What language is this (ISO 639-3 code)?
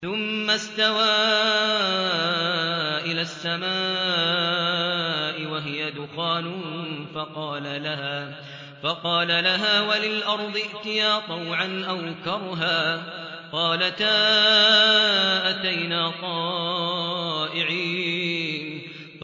ara